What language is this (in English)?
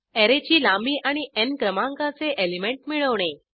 Marathi